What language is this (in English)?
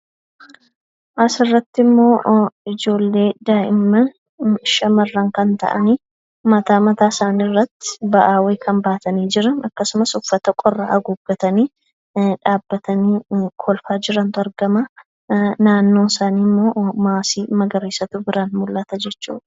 Oromo